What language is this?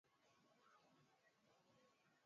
Swahili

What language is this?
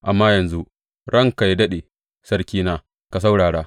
Hausa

